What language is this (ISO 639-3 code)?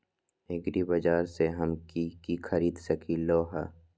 mag